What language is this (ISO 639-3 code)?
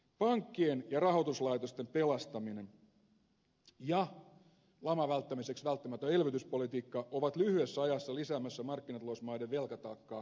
fin